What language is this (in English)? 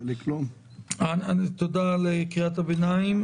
Hebrew